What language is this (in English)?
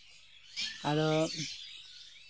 Santali